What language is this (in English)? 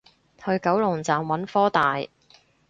Cantonese